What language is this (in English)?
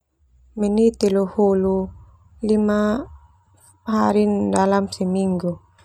Termanu